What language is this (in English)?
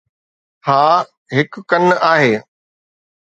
Sindhi